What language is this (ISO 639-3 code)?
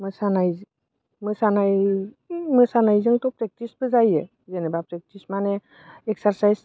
brx